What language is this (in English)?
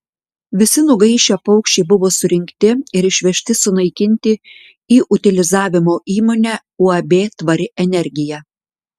Lithuanian